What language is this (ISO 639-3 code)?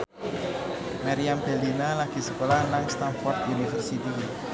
jav